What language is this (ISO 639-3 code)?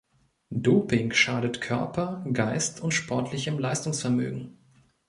deu